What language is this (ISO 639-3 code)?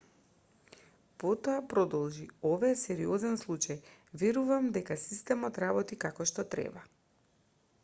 mkd